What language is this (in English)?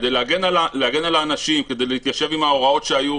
Hebrew